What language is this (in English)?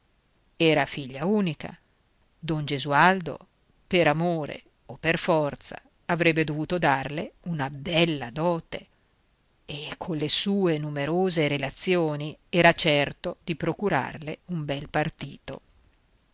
Italian